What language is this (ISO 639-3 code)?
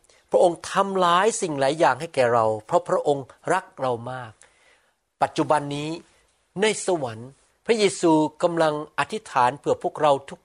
tha